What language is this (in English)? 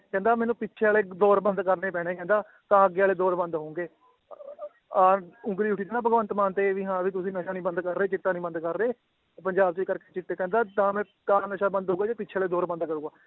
Punjabi